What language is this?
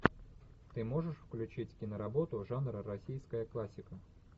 Russian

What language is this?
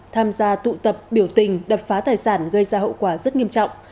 Vietnamese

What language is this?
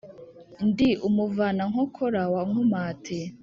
Kinyarwanda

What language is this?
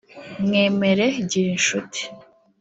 Kinyarwanda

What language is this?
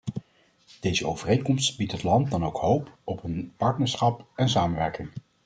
Dutch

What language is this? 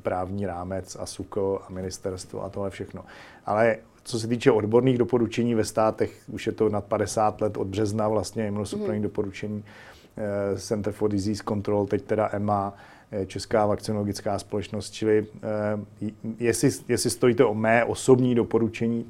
Czech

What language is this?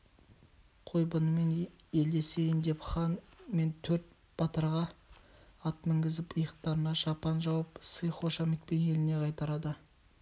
Kazakh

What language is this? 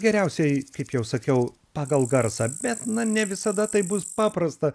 Lithuanian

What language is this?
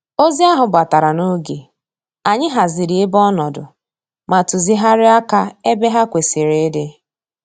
Igbo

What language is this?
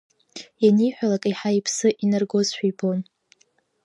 Abkhazian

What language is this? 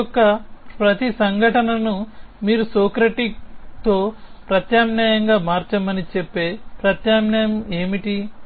Telugu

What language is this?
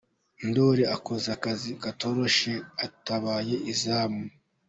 Kinyarwanda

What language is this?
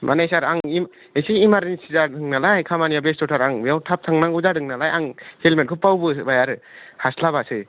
Bodo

